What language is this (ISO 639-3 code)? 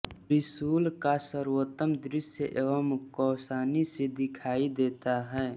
hin